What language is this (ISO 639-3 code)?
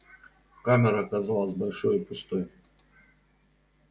rus